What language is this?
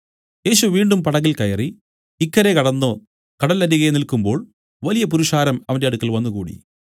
Malayalam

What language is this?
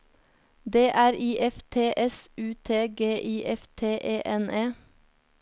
Norwegian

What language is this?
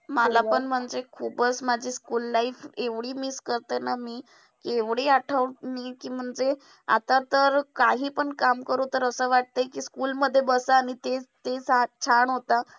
Marathi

